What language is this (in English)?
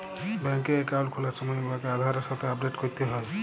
Bangla